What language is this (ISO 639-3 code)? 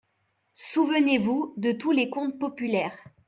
fra